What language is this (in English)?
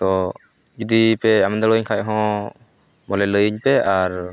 Santali